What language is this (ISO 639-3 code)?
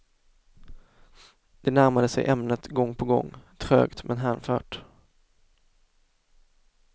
swe